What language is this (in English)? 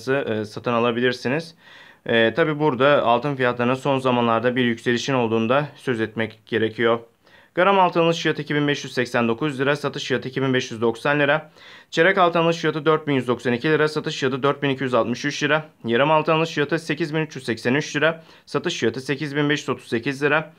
Turkish